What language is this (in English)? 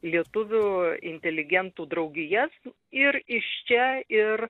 Lithuanian